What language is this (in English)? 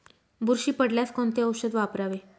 Marathi